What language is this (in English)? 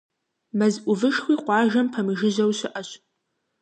Kabardian